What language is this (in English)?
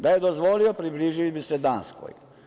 Serbian